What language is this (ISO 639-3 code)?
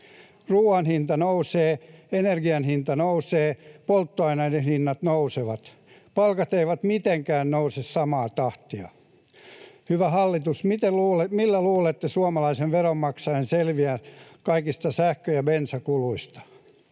fin